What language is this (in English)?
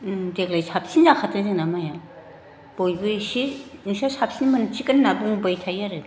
Bodo